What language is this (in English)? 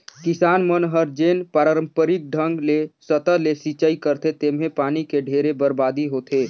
Chhattisgarhi